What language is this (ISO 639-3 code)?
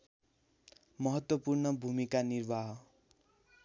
nep